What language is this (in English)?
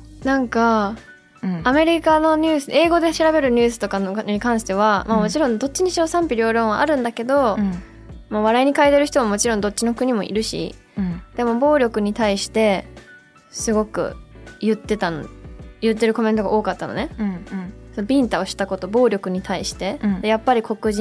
Japanese